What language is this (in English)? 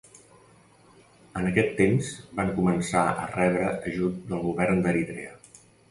Catalan